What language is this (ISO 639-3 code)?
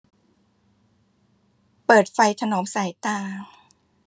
tha